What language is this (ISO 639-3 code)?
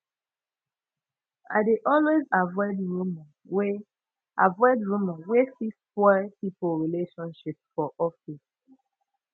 pcm